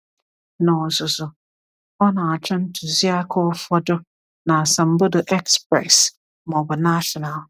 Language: Igbo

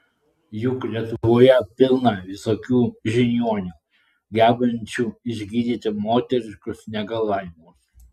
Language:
Lithuanian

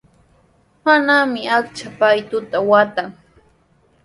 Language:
Sihuas Ancash Quechua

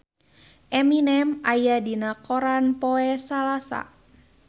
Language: Sundanese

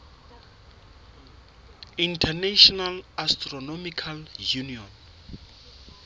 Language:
Southern Sotho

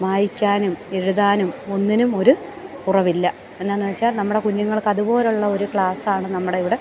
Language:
Malayalam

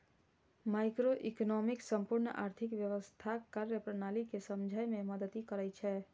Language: Maithili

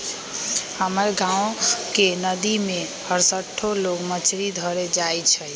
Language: Magahi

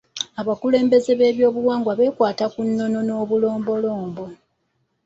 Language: Ganda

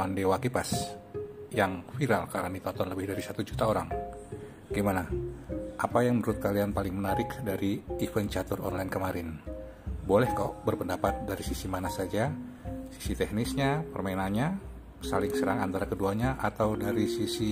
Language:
Indonesian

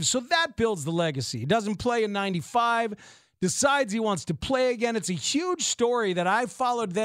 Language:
English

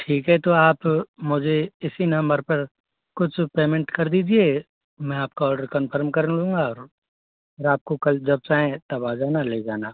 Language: Hindi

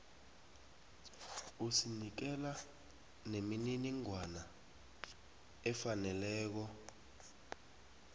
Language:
South Ndebele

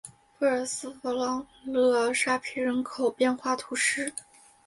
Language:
Chinese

